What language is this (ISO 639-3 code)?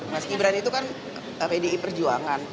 ind